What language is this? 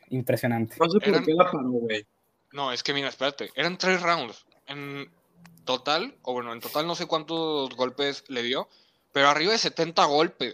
Spanish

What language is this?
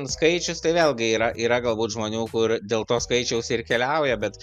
Lithuanian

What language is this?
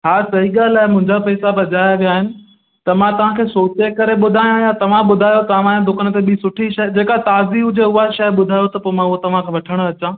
Sindhi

